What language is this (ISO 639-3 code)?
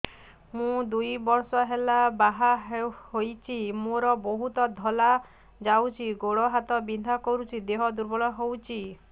ori